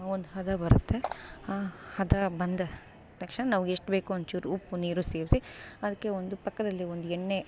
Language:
Kannada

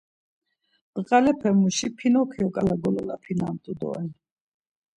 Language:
Laz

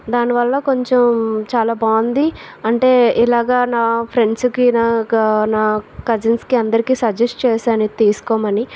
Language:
Telugu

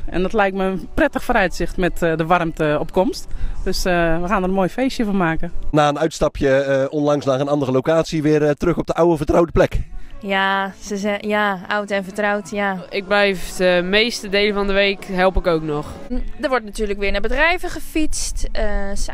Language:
Dutch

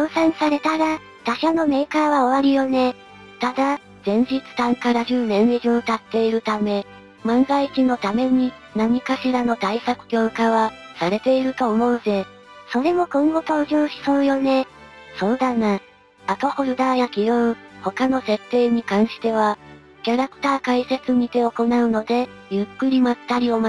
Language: Japanese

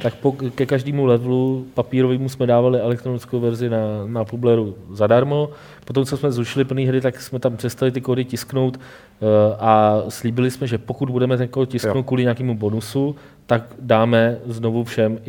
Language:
Czech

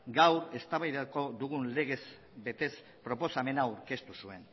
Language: Basque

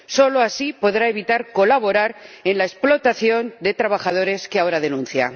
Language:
Spanish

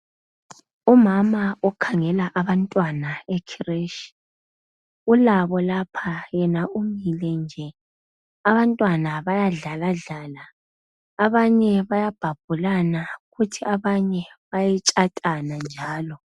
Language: North Ndebele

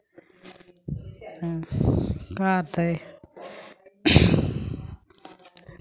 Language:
Dogri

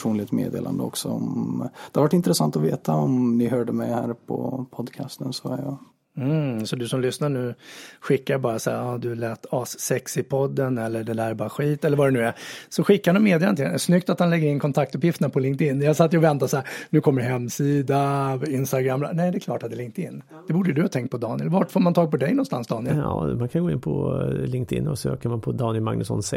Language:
Swedish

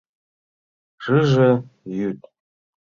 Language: Mari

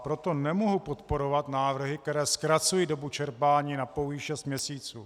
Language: Czech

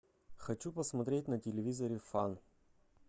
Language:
Russian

